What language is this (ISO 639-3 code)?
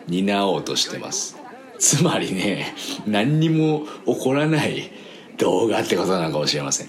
jpn